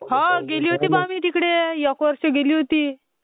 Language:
Marathi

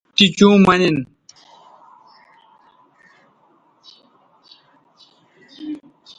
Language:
Bateri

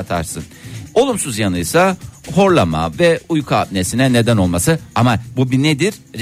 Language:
Turkish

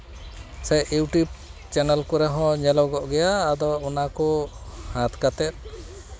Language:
Santali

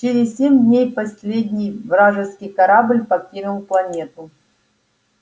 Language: Russian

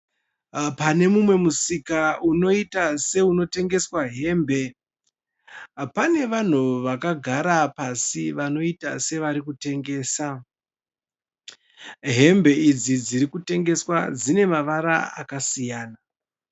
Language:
Shona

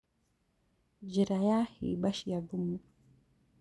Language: Kikuyu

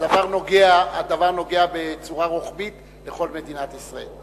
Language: Hebrew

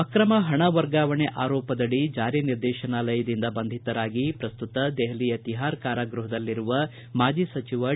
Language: Kannada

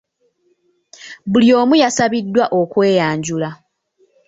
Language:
Ganda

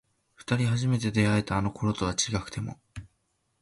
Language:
Japanese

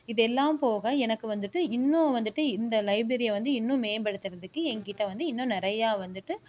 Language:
Tamil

